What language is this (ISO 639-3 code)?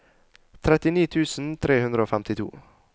nor